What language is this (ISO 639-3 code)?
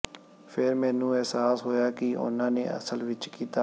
pan